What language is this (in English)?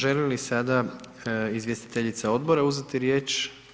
Croatian